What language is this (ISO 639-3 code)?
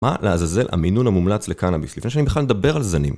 heb